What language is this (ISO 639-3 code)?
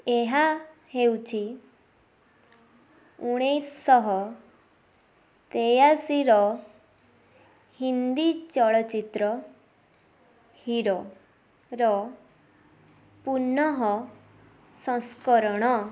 ori